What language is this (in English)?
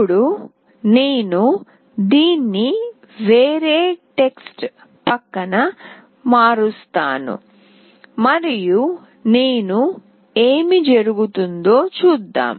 Telugu